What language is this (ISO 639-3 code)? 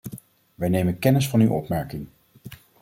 nld